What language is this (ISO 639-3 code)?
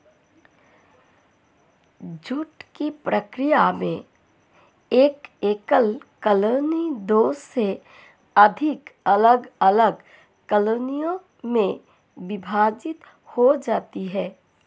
hin